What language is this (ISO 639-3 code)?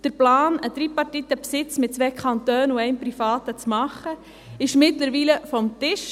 gsw